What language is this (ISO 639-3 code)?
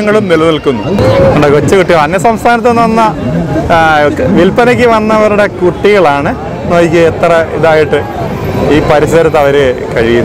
ara